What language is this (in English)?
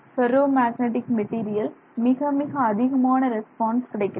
Tamil